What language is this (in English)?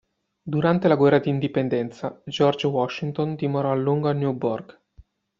Italian